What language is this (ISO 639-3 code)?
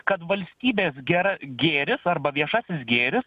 lit